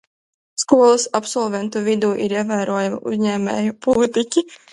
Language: Latvian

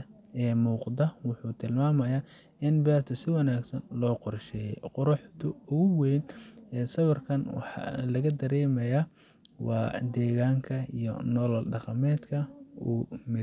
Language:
Somali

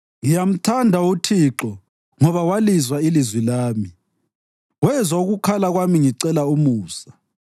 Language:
North Ndebele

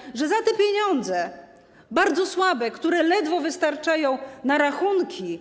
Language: Polish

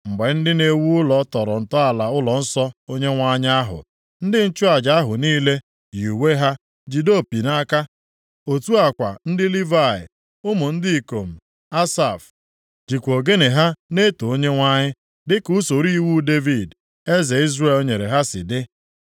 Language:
Igbo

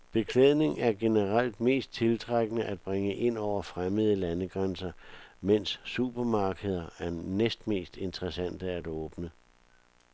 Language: Danish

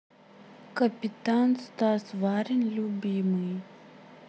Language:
Russian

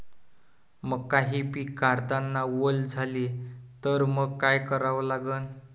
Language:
Marathi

